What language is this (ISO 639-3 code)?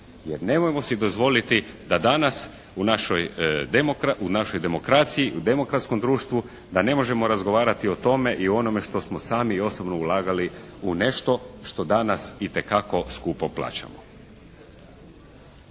hrv